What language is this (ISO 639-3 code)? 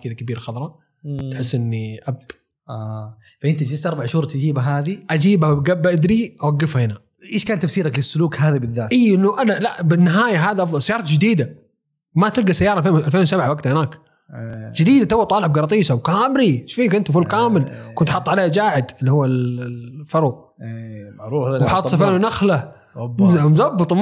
ara